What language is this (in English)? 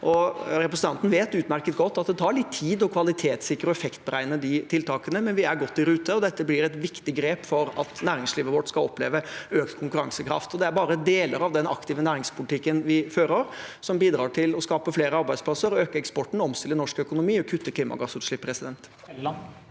Norwegian